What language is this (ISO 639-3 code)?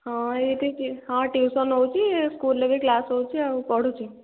ori